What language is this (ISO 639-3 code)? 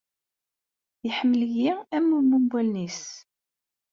kab